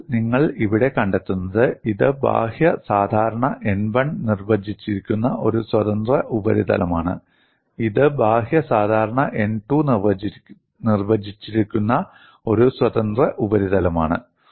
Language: Malayalam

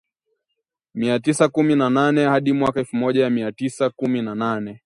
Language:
Swahili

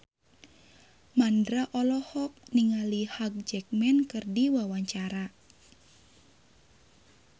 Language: Sundanese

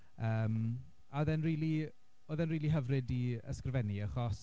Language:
Welsh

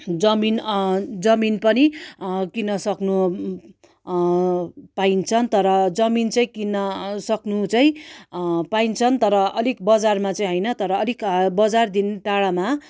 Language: Nepali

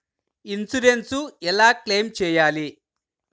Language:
Telugu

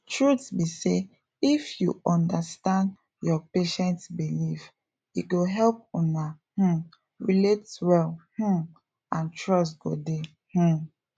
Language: Nigerian Pidgin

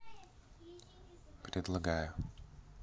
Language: Russian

